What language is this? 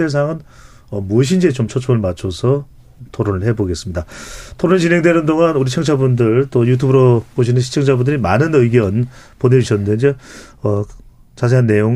Korean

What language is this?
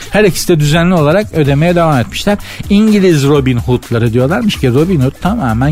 Turkish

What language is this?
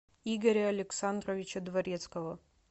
Russian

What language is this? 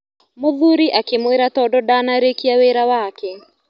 Kikuyu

